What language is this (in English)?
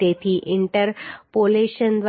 Gujarati